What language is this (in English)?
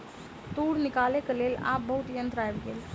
Maithili